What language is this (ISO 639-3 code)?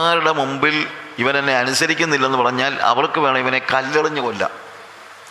mal